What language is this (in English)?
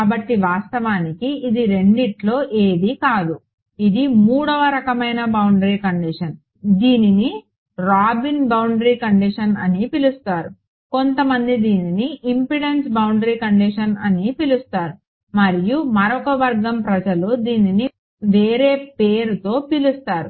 Telugu